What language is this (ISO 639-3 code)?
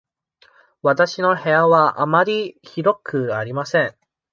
jpn